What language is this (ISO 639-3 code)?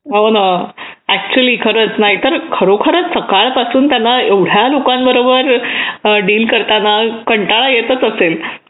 mar